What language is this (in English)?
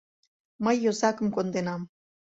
Mari